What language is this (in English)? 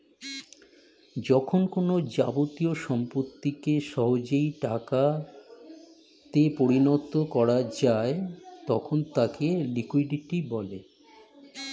Bangla